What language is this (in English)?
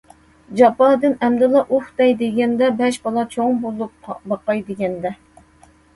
Uyghur